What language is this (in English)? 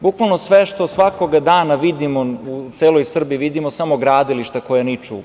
Serbian